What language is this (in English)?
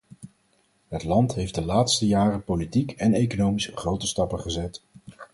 Dutch